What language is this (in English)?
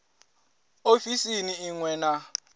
Venda